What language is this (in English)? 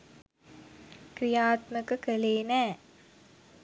Sinhala